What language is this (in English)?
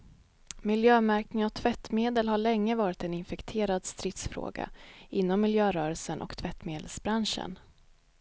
Swedish